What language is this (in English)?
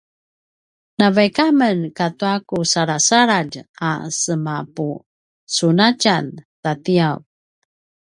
Paiwan